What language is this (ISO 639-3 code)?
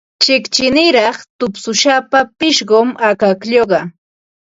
qva